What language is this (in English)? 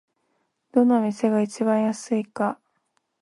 Japanese